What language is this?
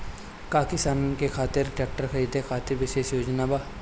Bhojpuri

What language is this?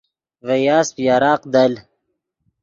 Yidgha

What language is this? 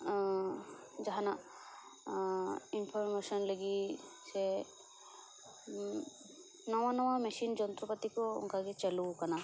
Santali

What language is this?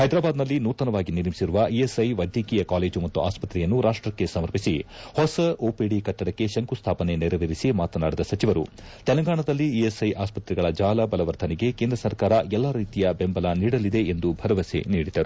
Kannada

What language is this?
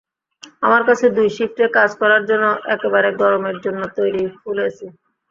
Bangla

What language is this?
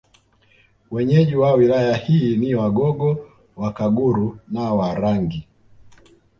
Swahili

